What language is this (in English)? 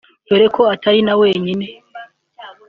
Kinyarwanda